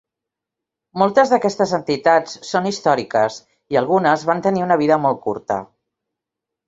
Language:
Catalan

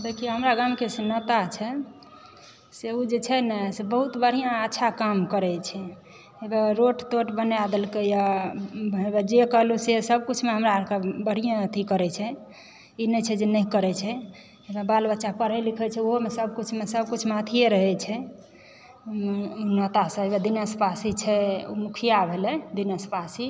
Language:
Maithili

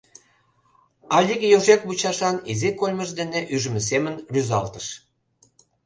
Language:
Mari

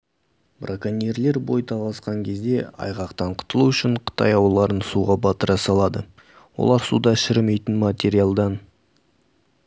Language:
Kazakh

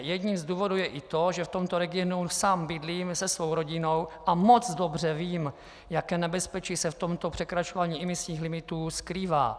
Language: Czech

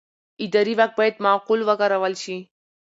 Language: Pashto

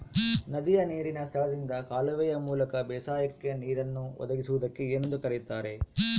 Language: Kannada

